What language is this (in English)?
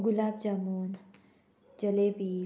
Konkani